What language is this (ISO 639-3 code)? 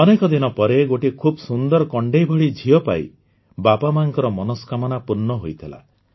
ori